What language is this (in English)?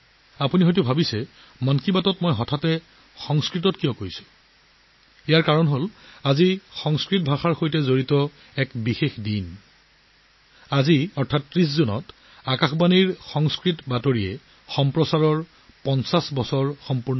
Assamese